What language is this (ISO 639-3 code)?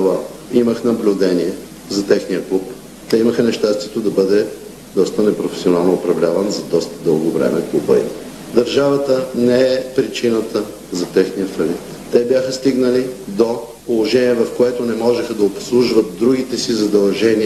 bul